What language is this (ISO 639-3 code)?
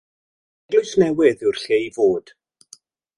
cym